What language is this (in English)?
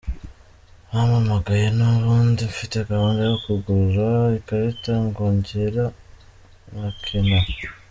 Kinyarwanda